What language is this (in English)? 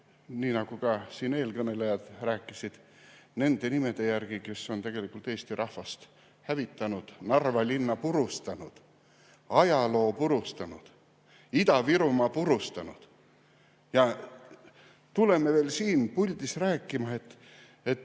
Estonian